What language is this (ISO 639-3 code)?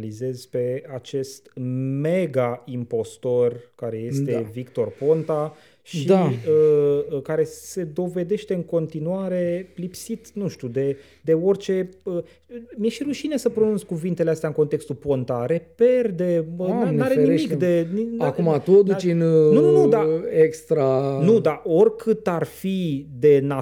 ron